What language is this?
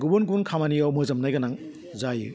Bodo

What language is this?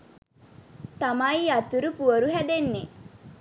Sinhala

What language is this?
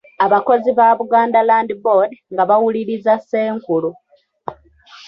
Ganda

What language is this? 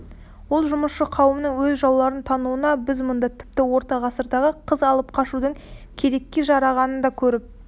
Kazakh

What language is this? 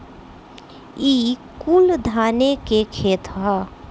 Bhojpuri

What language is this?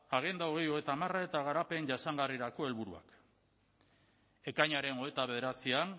Basque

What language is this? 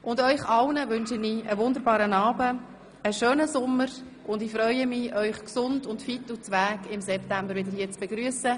Swiss German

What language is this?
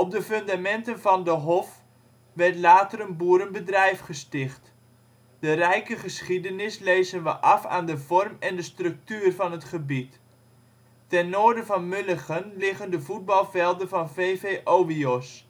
Dutch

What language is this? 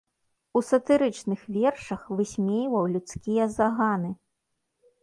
Belarusian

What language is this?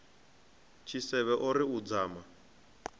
Venda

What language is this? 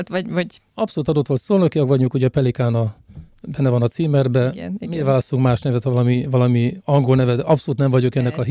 Hungarian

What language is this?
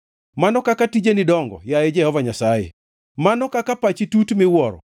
Luo (Kenya and Tanzania)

